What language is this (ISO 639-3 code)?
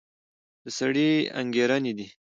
pus